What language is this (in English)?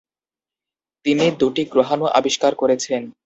Bangla